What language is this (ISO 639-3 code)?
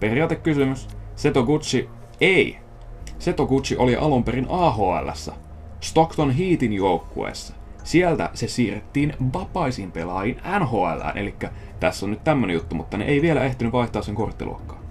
fin